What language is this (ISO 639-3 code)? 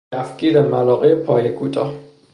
fas